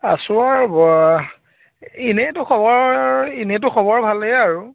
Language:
Assamese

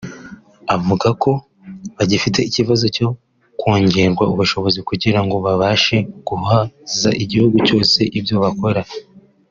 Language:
Kinyarwanda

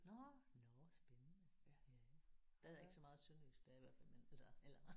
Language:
Danish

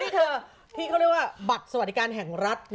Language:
Thai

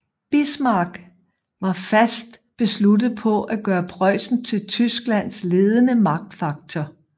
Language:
Danish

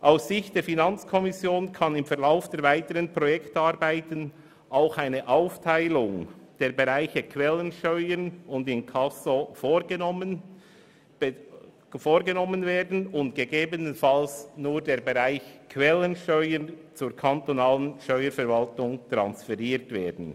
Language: Swiss German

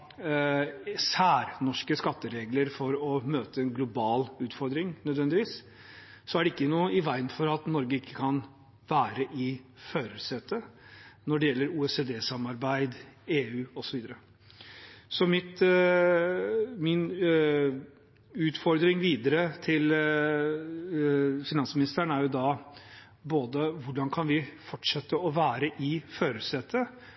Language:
Norwegian Bokmål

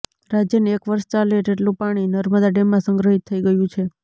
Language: Gujarati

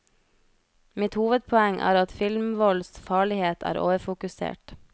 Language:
Norwegian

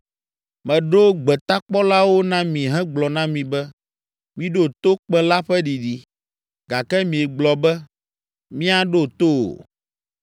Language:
Ewe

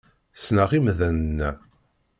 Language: Kabyle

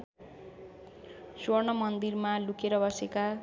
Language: Nepali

